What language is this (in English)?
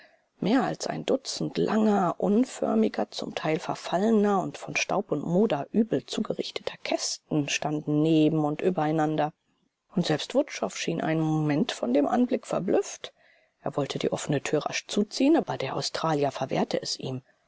German